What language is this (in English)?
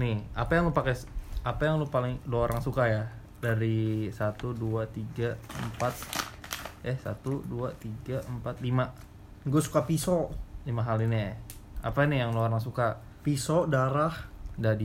Indonesian